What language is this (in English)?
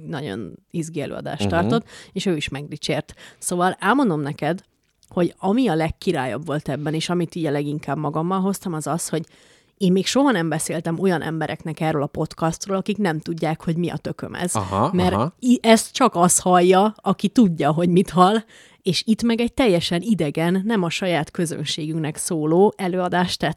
Hungarian